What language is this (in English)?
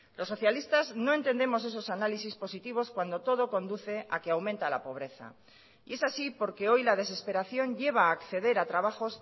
Spanish